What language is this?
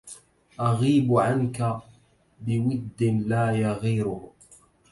Arabic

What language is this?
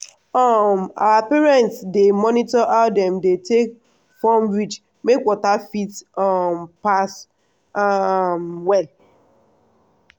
Nigerian Pidgin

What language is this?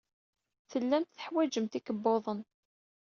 Kabyle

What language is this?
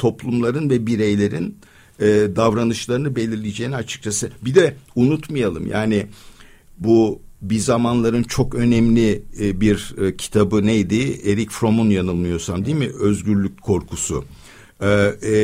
Turkish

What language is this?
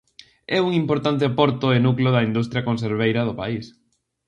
Galician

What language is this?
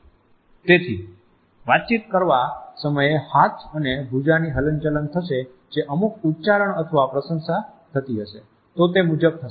Gujarati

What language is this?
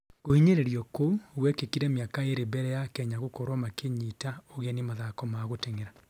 Kikuyu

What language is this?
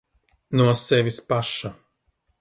Latvian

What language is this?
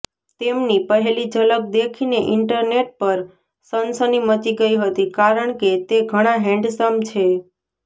Gujarati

